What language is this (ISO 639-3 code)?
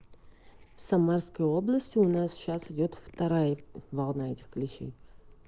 rus